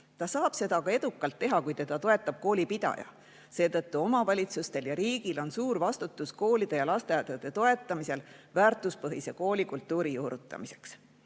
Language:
Estonian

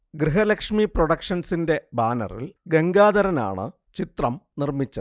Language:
Malayalam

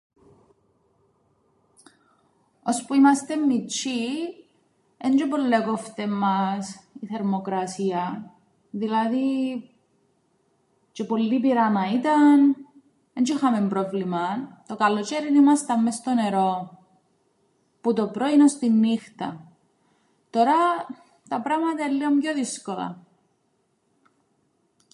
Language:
Greek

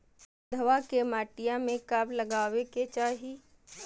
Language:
Magahi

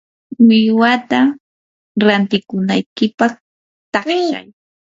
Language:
Yanahuanca Pasco Quechua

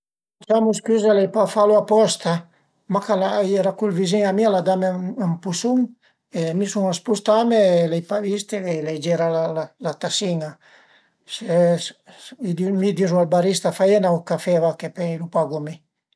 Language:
Piedmontese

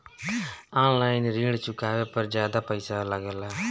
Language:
Bhojpuri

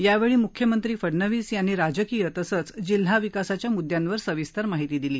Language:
Marathi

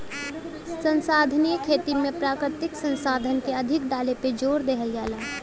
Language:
Bhojpuri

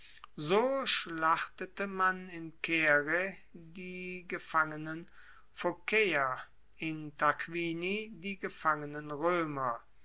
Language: German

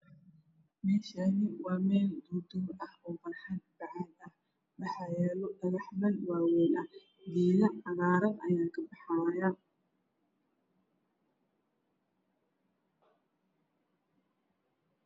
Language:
Somali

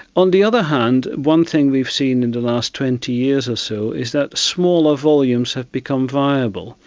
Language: English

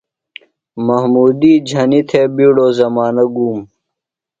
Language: Phalura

